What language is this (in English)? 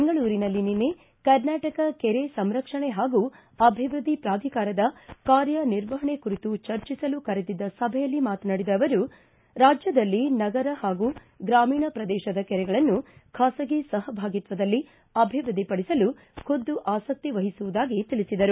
Kannada